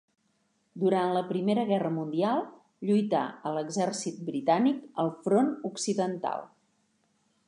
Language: Catalan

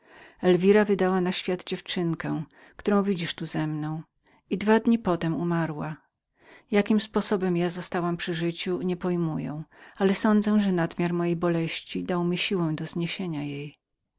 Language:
Polish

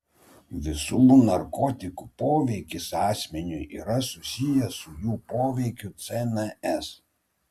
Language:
Lithuanian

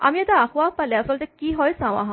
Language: Assamese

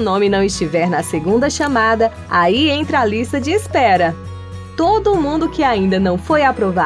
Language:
Portuguese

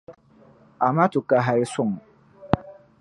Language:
Dagbani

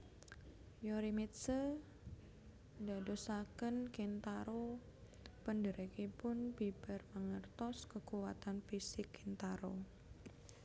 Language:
Javanese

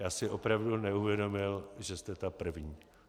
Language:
Czech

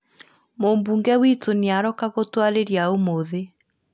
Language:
Kikuyu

